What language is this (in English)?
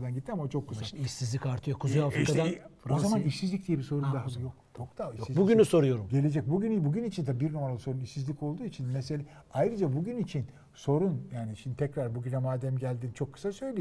Turkish